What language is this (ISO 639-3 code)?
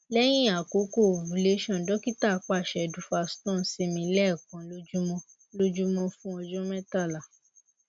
yor